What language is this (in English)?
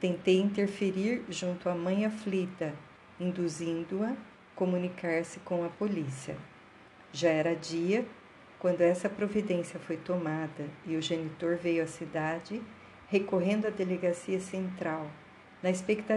Portuguese